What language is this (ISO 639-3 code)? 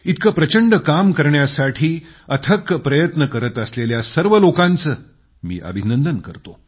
mar